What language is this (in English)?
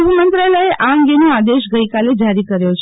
Gujarati